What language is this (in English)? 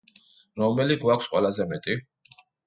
Georgian